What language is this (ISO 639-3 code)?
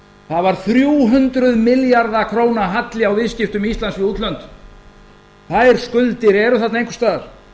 isl